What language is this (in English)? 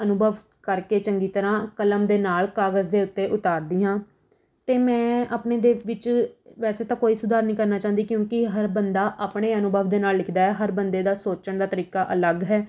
Punjabi